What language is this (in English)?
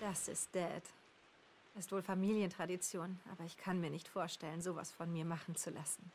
German